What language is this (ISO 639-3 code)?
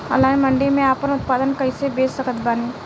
bho